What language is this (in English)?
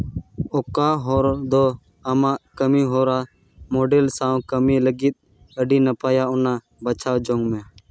Santali